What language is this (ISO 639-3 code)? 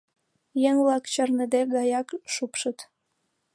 chm